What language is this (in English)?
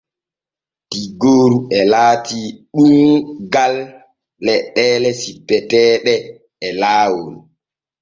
Borgu Fulfulde